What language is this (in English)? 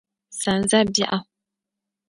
Dagbani